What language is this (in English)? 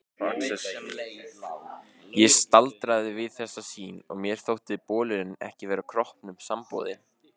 Icelandic